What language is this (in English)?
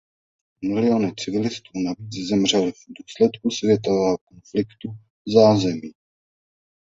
Czech